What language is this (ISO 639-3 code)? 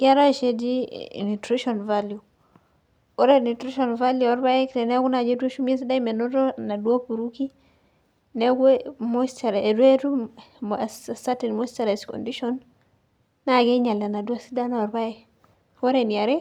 mas